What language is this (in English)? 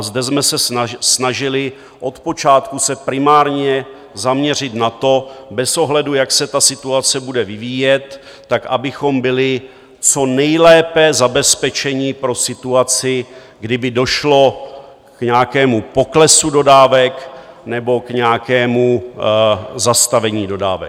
Czech